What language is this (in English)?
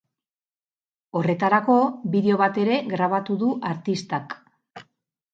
Basque